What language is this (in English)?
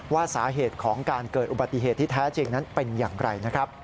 Thai